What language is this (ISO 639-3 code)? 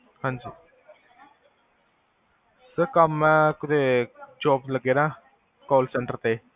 pan